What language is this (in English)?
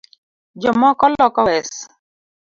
Luo (Kenya and Tanzania)